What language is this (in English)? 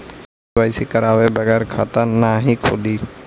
Bhojpuri